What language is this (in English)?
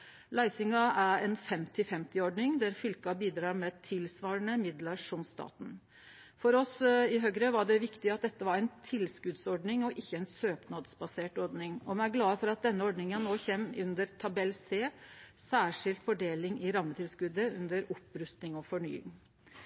Norwegian Nynorsk